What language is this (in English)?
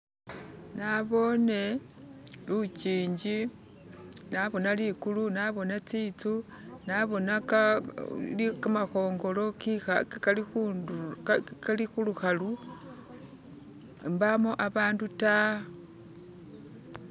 Masaaba